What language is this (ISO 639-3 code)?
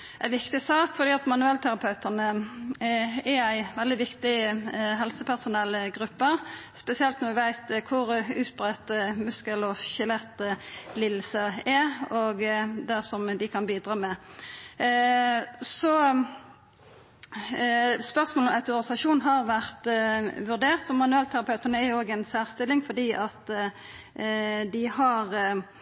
nno